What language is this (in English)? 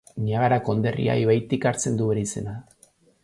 Basque